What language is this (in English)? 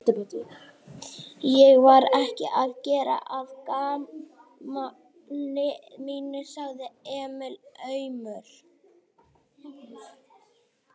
Icelandic